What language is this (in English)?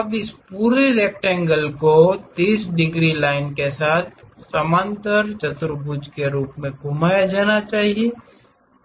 Hindi